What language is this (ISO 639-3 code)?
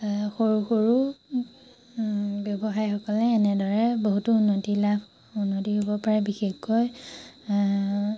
asm